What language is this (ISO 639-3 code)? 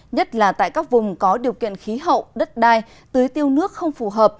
vie